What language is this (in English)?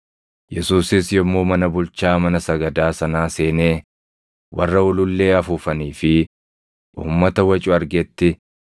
Oromo